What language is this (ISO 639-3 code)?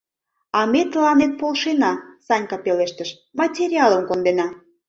chm